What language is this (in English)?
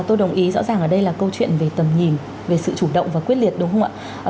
Vietnamese